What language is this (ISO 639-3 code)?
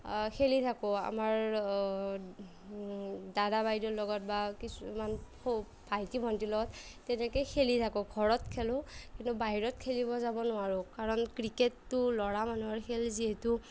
asm